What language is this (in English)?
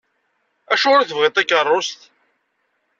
Kabyle